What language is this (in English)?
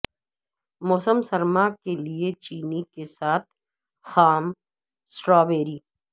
Urdu